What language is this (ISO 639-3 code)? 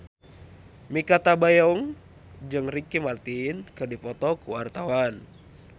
sun